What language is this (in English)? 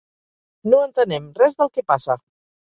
Catalan